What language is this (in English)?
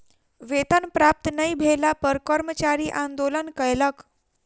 Maithili